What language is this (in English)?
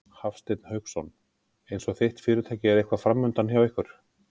Icelandic